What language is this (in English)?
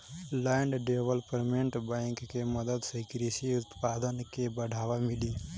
Bhojpuri